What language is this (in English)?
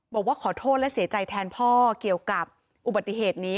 Thai